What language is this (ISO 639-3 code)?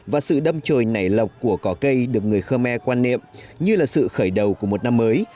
vie